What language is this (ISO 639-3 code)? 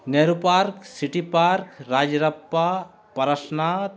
sat